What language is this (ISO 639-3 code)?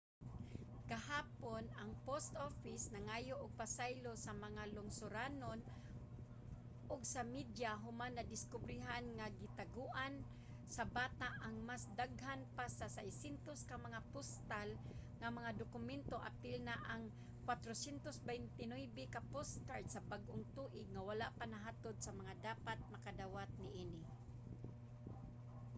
ceb